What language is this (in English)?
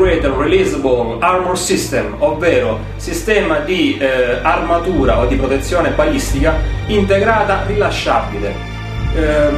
Italian